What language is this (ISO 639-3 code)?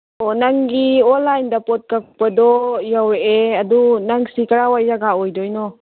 mni